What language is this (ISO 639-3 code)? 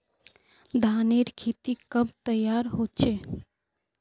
mag